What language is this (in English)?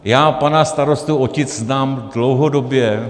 Czech